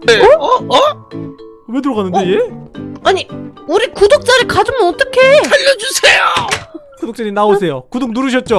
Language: Korean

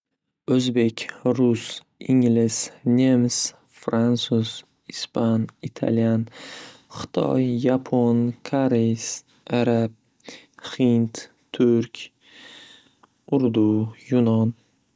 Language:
Uzbek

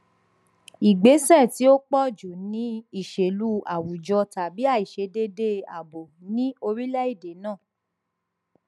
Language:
Yoruba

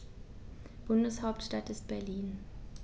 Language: German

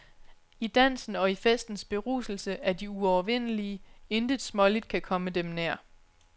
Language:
Danish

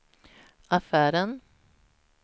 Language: Swedish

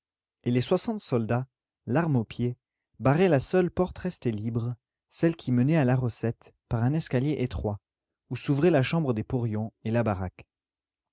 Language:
French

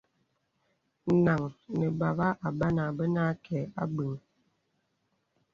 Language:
Bebele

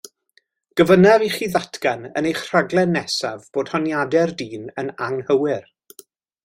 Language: Welsh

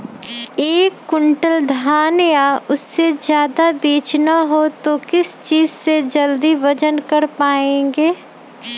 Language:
Magahi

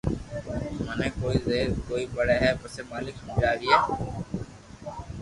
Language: Loarki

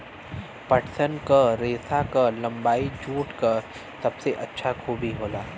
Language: Bhojpuri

